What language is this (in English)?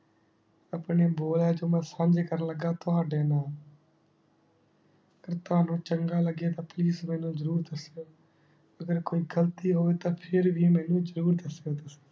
Punjabi